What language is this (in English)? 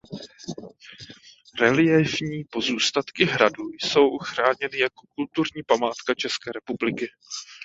Czech